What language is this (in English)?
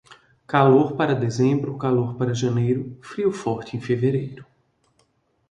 Portuguese